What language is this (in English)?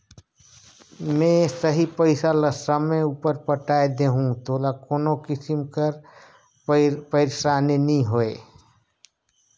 Chhattisgarhi